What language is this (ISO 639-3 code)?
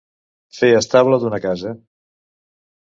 cat